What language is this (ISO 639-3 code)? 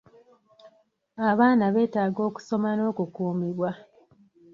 lug